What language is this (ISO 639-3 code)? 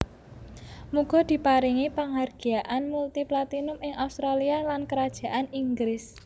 jav